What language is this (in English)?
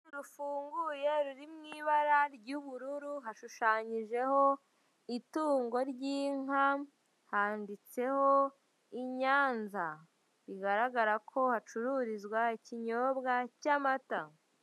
Kinyarwanda